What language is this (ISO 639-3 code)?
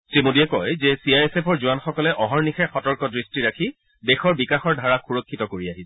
asm